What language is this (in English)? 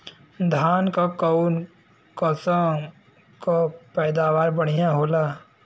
Bhojpuri